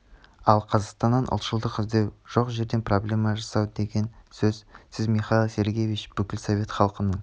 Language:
Kazakh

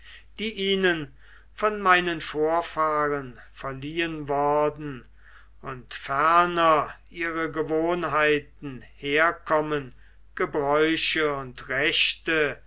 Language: German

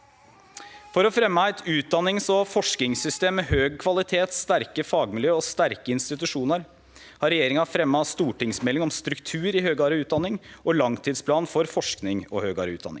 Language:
Norwegian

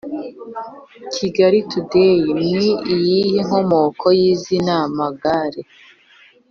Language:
Kinyarwanda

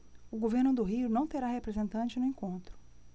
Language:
Portuguese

